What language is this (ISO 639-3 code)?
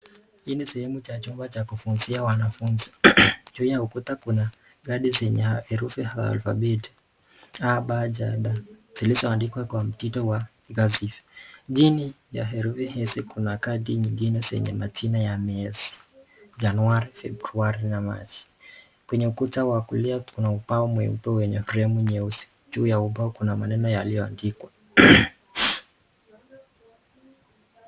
swa